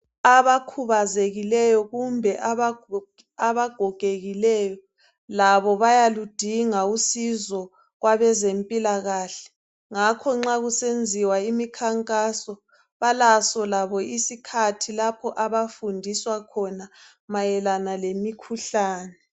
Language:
North Ndebele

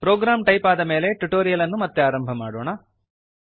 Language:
Kannada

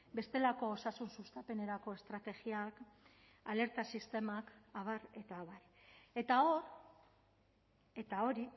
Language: Basque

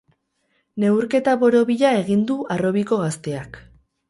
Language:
Basque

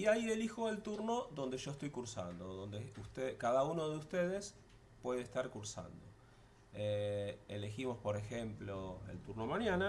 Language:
Spanish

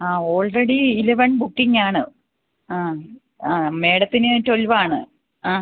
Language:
Malayalam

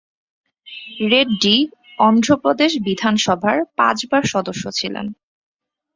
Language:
Bangla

